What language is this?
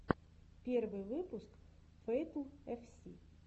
Russian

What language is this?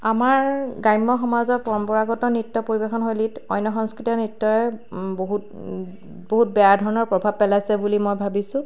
Assamese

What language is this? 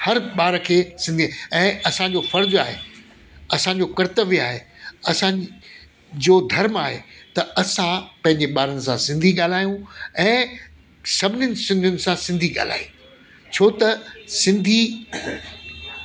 Sindhi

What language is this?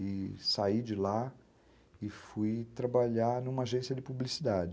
Portuguese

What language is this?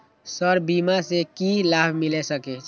Maithili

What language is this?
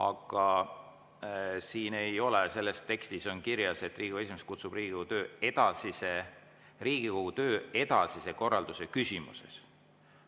Estonian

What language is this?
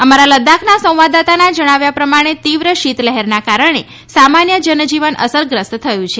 Gujarati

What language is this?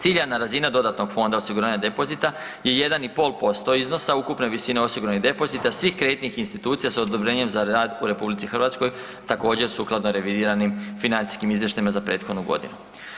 Croatian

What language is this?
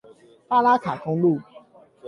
Chinese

